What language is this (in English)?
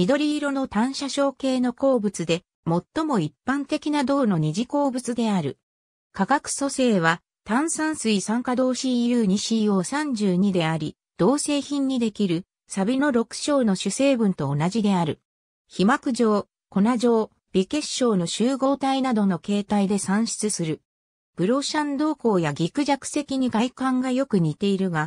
Japanese